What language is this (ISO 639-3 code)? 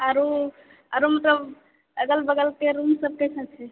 mai